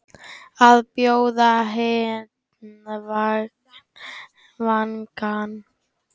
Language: Icelandic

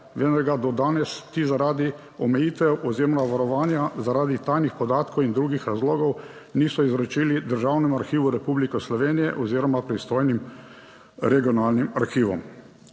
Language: Slovenian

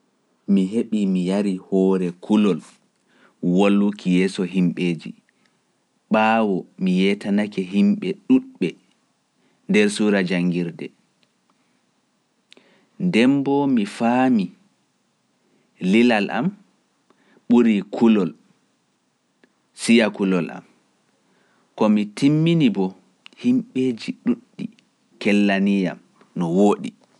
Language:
Pular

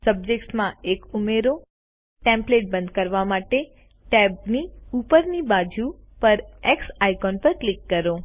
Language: Gujarati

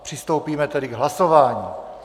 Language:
Czech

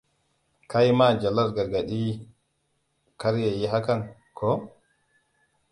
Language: Hausa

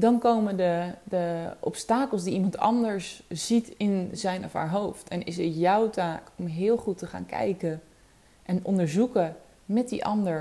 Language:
Dutch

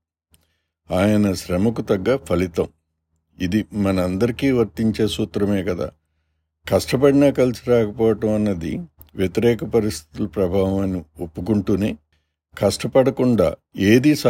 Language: Telugu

